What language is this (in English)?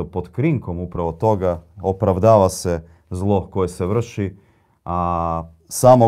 Croatian